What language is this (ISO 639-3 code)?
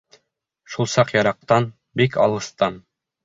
bak